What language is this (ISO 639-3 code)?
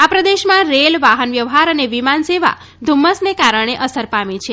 guj